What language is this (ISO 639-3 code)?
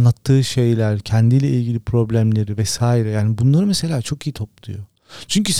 tur